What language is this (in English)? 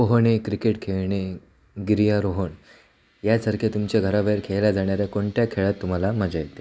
Marathi